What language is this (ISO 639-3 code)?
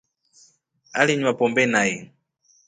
rof